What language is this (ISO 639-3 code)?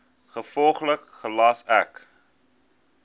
afr